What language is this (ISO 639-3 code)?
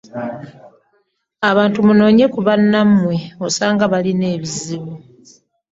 lug